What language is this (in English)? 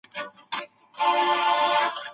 Pashto